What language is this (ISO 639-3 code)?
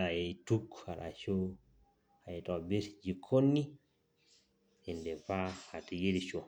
mas